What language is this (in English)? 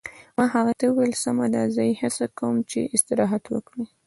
Pashto